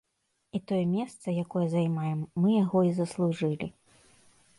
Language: Belarusian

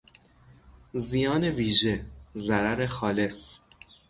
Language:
Persian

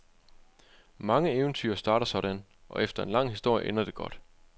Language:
Danish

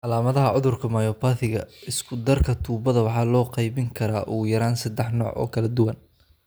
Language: Somali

